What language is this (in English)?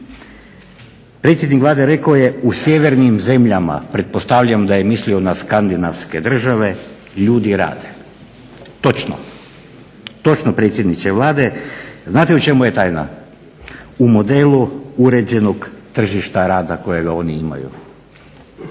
Croatian